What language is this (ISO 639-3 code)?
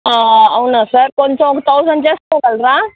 tel